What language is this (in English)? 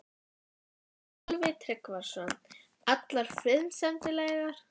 Icelandic